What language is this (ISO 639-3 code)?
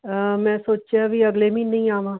pan